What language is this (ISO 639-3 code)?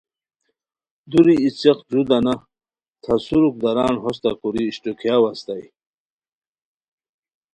khw